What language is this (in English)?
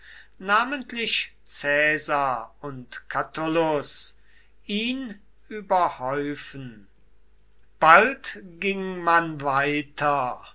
German